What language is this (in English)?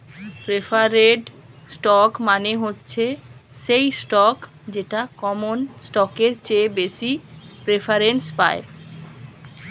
Bangla